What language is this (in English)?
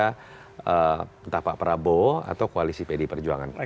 Indonesian